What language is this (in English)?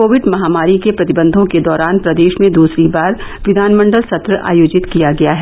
Hindi